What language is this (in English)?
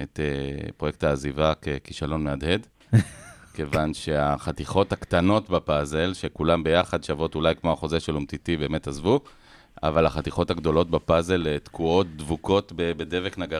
Hebrew